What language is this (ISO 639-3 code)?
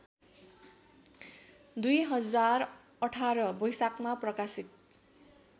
nep